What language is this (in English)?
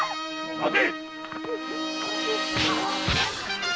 Japanese